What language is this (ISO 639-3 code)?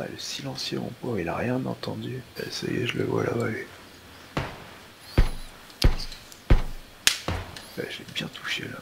fra